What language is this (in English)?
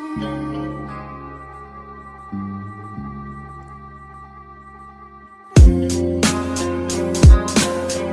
Turkish